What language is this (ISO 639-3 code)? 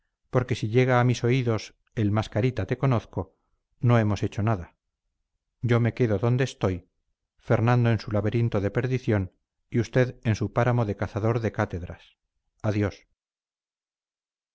spa